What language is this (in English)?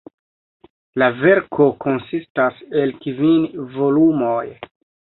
Esperanto